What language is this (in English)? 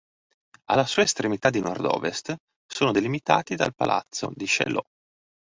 Italian